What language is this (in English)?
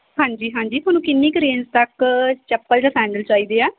Punjabi